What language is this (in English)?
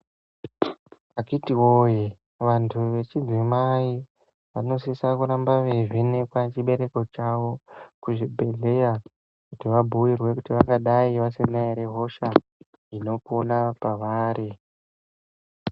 Ndau